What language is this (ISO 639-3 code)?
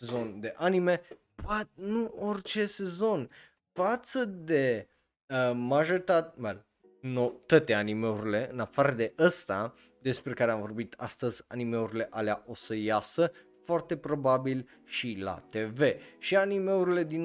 ron